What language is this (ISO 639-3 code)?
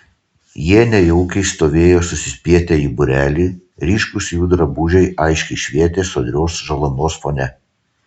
lit